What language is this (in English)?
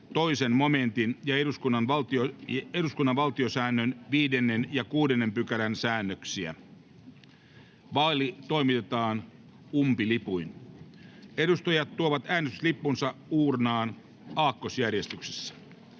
Finnish